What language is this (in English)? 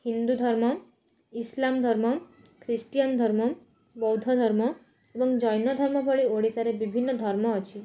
Odia